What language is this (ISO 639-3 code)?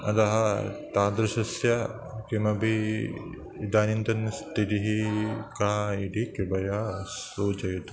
san